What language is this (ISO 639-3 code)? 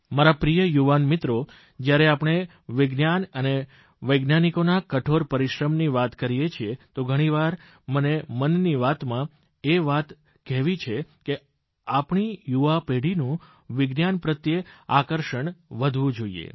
guj